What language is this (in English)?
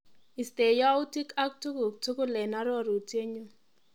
Kalenjin